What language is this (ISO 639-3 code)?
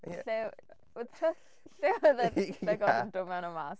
cym